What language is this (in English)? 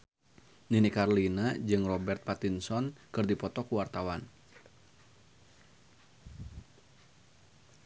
Sundanese